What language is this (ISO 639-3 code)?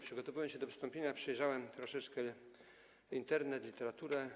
pol